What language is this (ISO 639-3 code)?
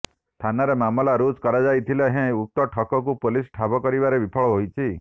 ori